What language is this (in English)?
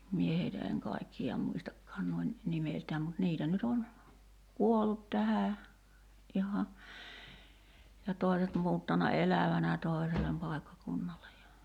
Finnish